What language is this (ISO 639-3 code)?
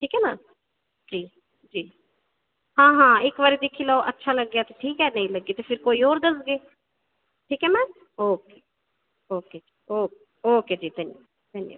doi